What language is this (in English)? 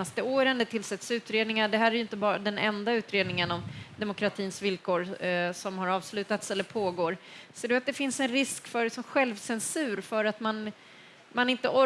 Swedish